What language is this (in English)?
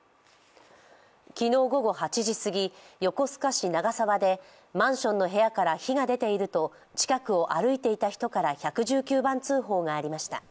Japanese